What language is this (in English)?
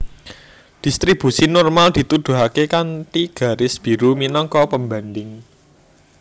Javanese